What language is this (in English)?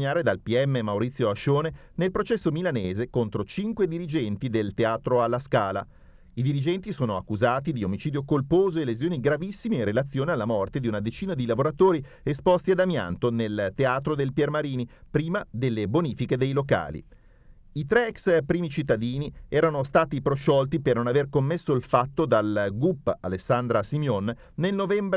Italian